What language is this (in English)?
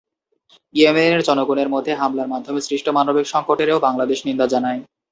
Bangla